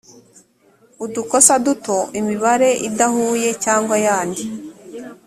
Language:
Kinyarwanda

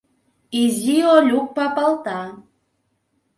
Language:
Mari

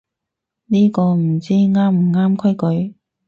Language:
Cantonese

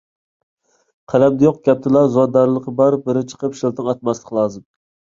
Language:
Uyghur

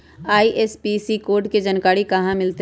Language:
Magahi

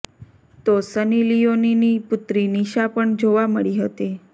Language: Gujarati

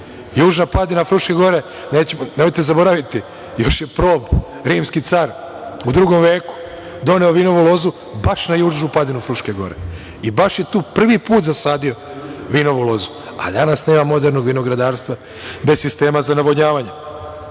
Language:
Serbian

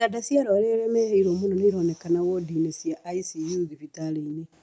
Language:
Kikuyu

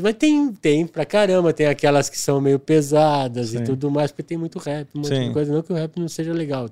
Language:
Portuguese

